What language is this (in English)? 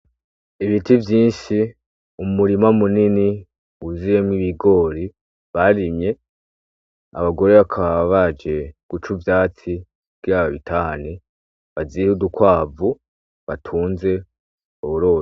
Rundi